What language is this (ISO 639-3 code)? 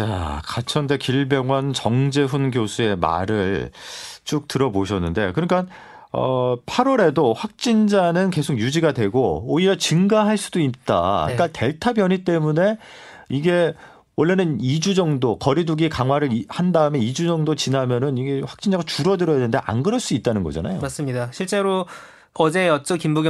kor